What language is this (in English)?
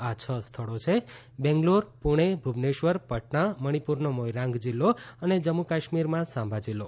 Gujarati